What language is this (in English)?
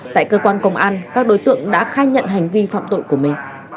Vietnamese